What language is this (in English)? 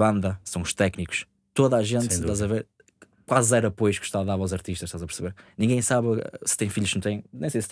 Portuguese